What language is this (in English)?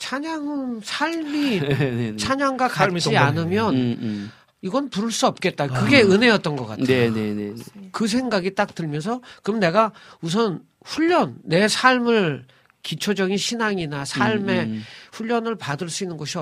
Korean